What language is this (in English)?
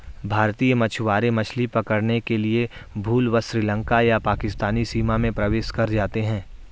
Hindi